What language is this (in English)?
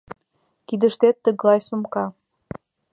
Mari